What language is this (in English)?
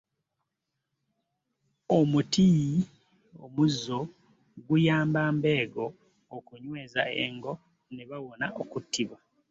Ganda